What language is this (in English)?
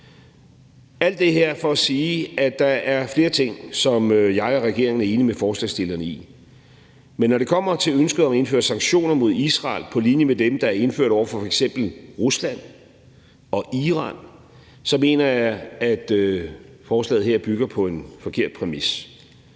Danish